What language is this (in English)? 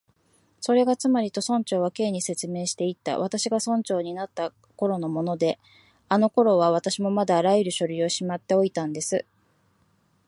Japanese